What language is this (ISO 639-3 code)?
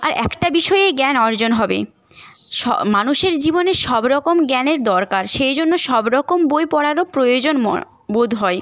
ben